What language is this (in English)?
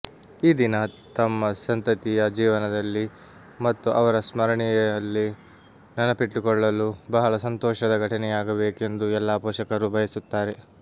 Kannada